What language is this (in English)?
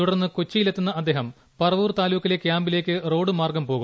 Malayalam